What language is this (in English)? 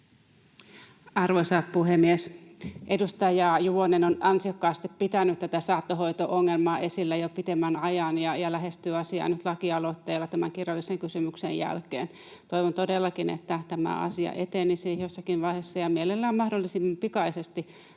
Finnish